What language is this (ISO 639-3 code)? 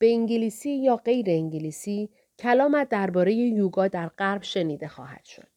fas